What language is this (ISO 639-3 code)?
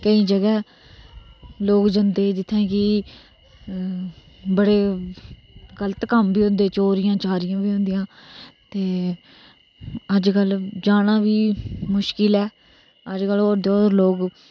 doi